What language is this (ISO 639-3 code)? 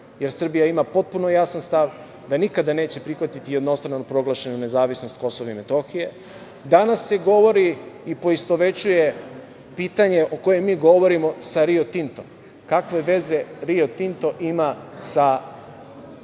srp